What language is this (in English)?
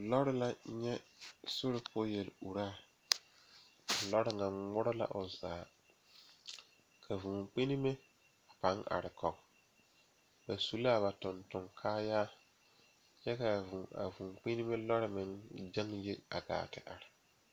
Southern Dagaare